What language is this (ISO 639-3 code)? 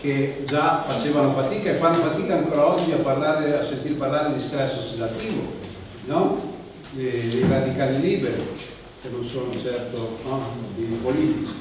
ita